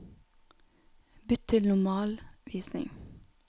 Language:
Norwegian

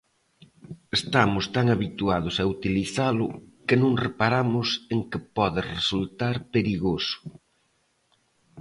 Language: Galician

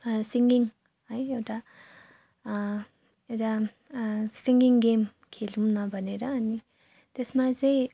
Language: Nepali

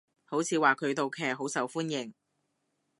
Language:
Cantonese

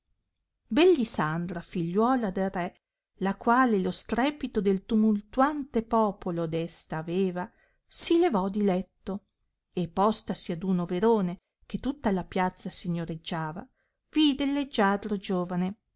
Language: Italian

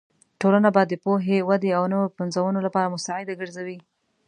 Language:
Pashto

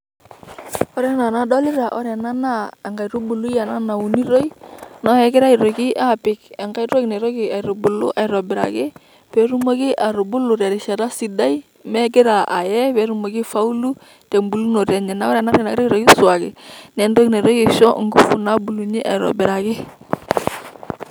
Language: Masai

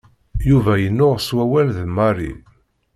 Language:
Kabyle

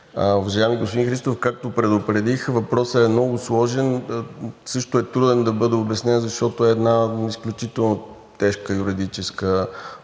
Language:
Bulgarian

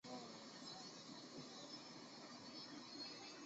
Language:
Chinese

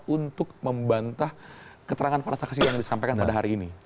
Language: Indonesian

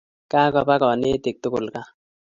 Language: Kalenjin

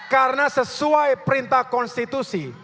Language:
Indonesian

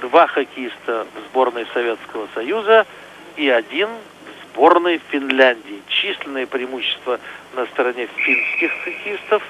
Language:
Russian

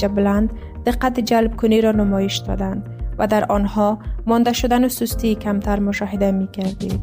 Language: Persian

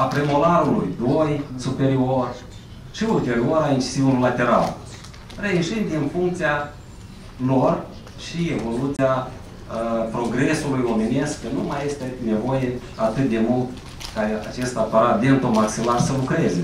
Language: Romanian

